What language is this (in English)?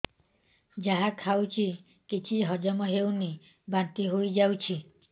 Odia